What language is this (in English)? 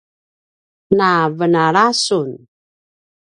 Paiwan